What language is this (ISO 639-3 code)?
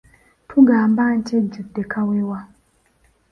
lug